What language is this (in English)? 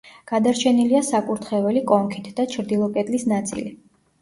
Georgian